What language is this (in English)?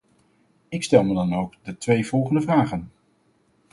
Dutch